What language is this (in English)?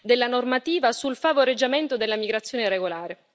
Italian